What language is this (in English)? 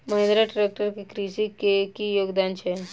Maithili